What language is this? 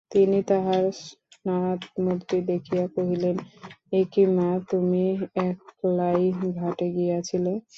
Bangla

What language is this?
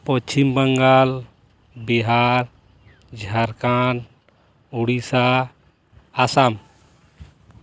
Santali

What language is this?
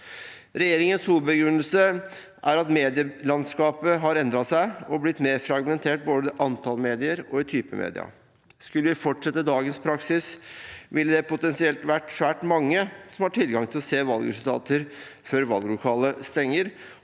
Norwegian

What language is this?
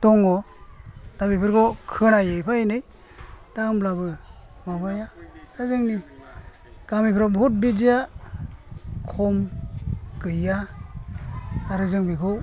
Bodo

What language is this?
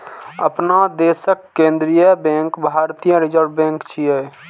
Maithili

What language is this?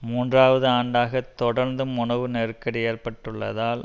Tamil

